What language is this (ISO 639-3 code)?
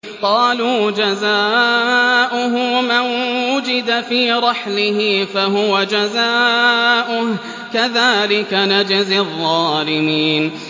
ara